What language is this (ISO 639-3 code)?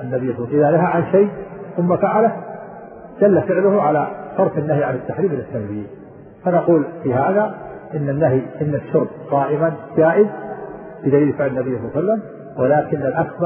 ara